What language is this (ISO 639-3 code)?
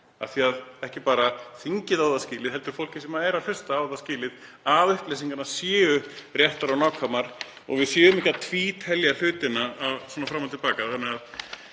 isl